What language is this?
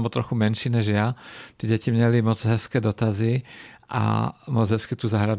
Czech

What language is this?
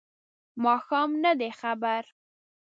Pashto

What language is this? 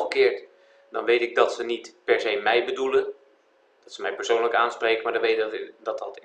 Dutch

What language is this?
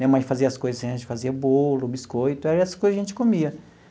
Portuguese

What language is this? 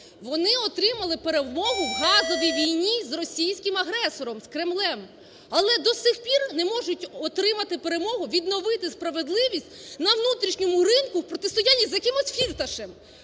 Ukrainian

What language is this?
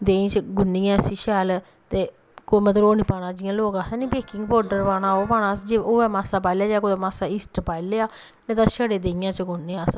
Dogri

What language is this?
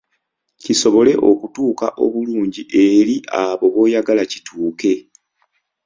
Ganda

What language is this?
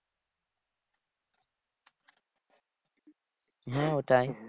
Bangla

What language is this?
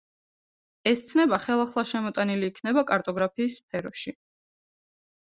Georgian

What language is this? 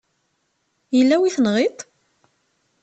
Kabyle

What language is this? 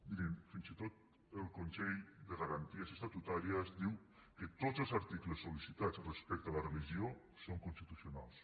Catalan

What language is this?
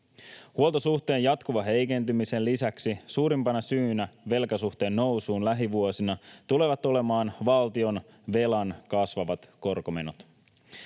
Finnish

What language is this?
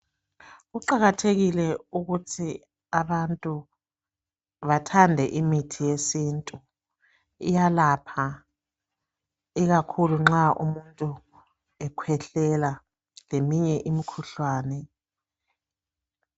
North Ndebele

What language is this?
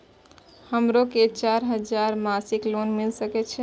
Maithili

